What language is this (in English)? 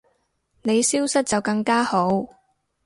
Cantonese